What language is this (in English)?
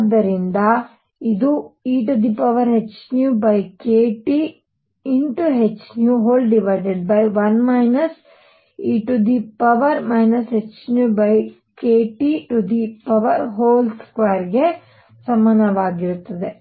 Kannada